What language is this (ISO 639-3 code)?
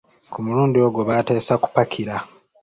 lug